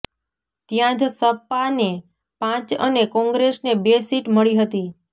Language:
Gujarati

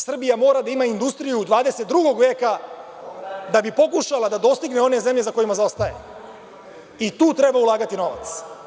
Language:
Serbian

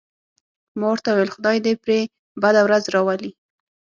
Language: Pashto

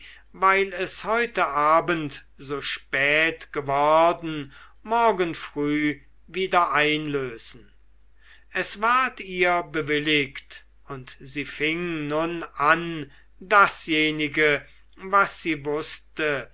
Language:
German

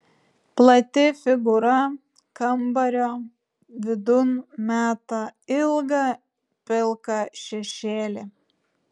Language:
Lithuanian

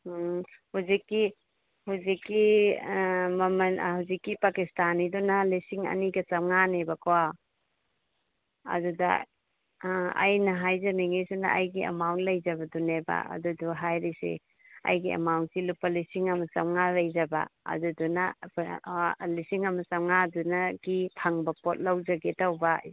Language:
Manipuri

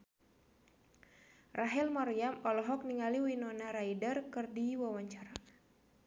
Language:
Sundanese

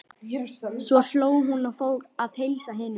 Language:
Icelandic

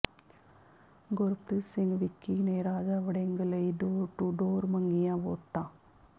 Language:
Punjabi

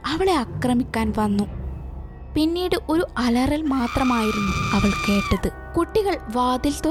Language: Malayalam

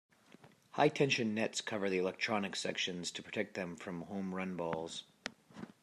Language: English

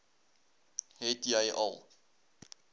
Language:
Afrikaans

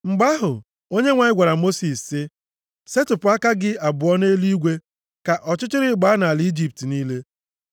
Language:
Igbo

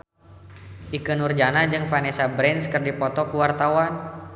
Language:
Sundanese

